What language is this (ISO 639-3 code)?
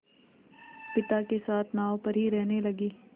hin